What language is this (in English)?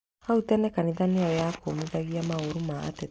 Kikuyu